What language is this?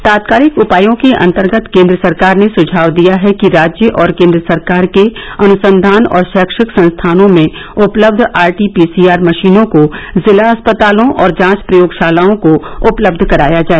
Hindi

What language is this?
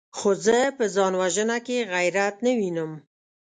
Pashto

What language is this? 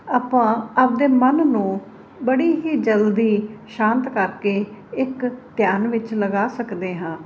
Punjabi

